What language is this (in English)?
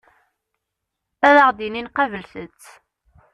Kabyle